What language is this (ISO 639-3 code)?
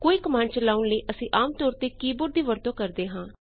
pan